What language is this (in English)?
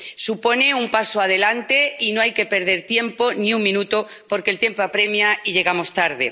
Spanish